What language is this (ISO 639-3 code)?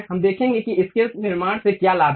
hin